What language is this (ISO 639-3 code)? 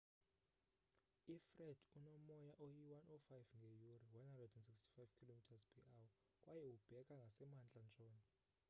xho